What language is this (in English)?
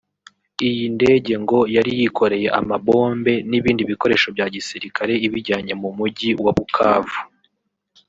Kinyarwanda